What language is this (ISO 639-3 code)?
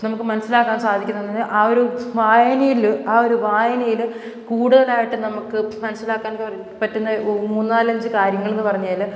mal